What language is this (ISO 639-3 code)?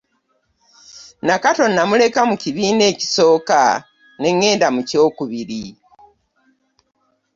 lug